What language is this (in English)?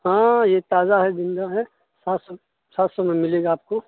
Urdu